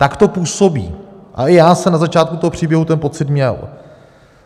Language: Czech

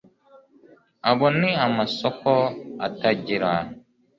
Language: Kinyarwanda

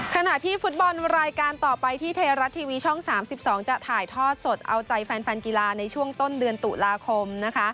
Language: Thai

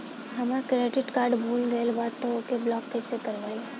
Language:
Bhojpuri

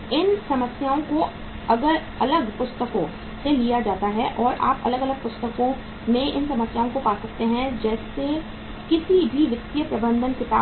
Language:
Hindi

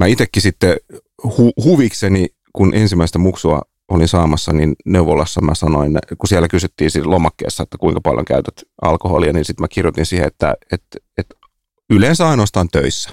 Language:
Finnish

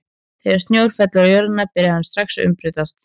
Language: Icelandic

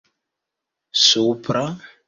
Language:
Esperanto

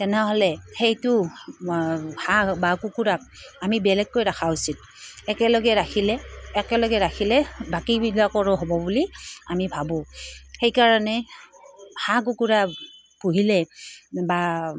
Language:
Assamese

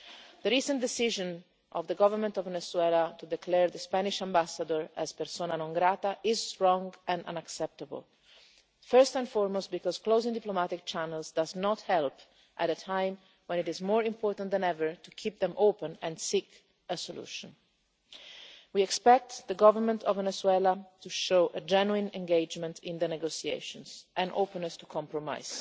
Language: English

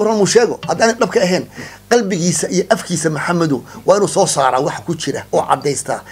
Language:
Arabic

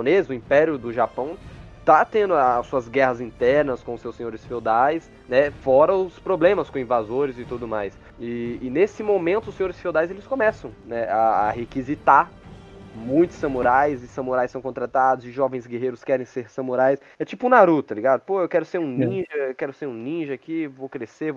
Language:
Portuguese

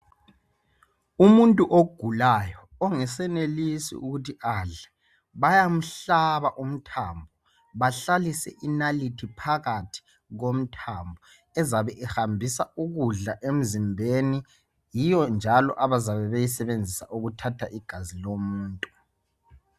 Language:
North Ndebele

